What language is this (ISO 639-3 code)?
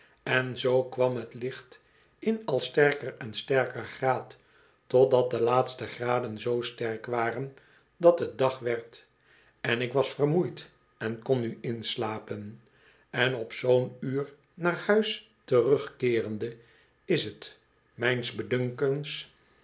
nld